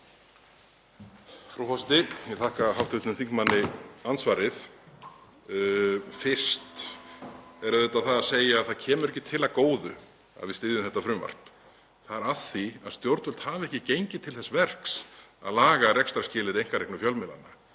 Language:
Icelandic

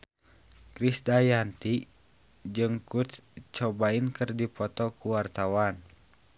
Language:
Sundanese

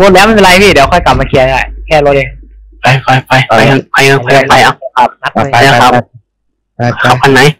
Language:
Thai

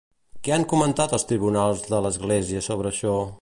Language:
Catalan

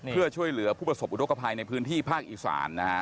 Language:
Thai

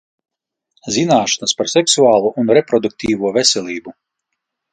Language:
Latvian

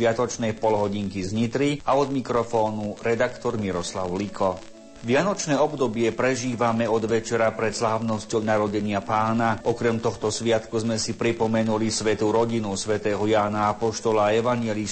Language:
Slovak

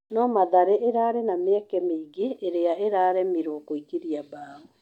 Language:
Kikuyu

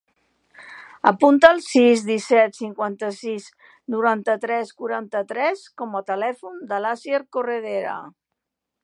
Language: Catalan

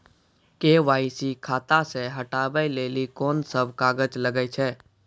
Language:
Maithili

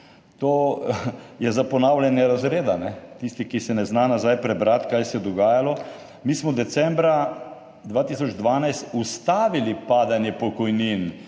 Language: Slovenian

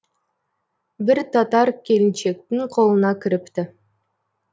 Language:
Kazakh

